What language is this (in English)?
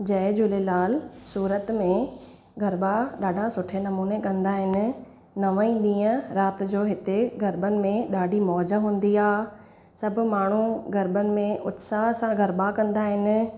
Sindhi